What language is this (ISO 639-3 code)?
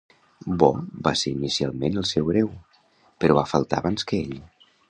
cat